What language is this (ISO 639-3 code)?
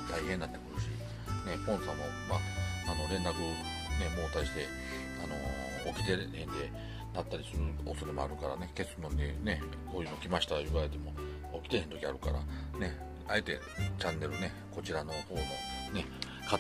jpn